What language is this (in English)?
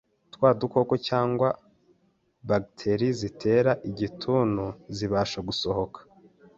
Kinyarwanda